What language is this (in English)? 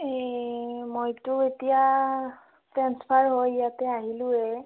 Assamese